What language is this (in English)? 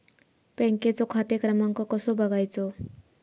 Marathi